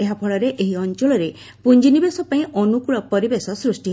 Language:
Odia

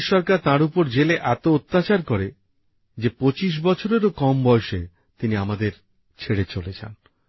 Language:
Bangla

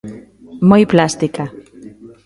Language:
Galician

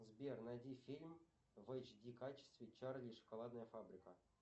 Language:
Russian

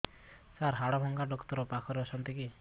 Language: Odia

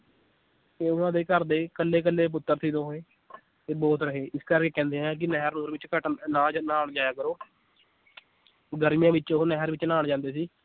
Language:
Punjabi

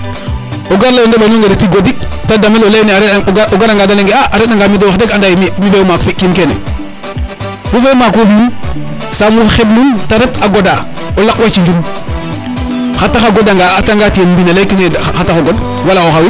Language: Serer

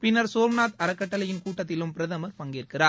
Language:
Tamil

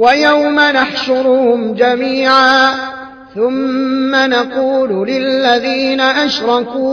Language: Arabic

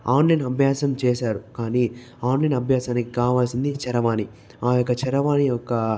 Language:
Telugu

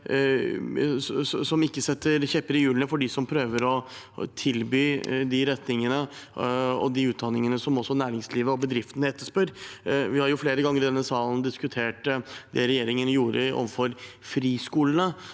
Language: Norwegian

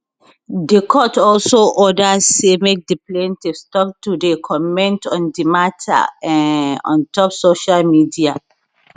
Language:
Nigerian Pidgin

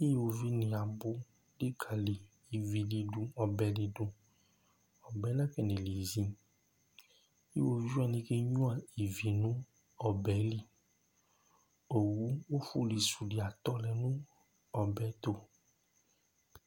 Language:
Ikposo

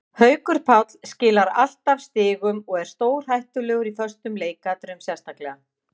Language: Icelandic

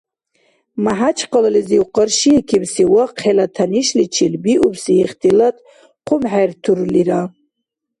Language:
Dargwa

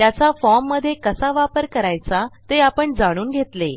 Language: Marathi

